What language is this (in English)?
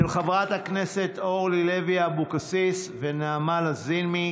Hebrew